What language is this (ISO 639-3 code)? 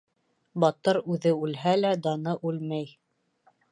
bak